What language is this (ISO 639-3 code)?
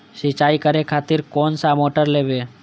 mai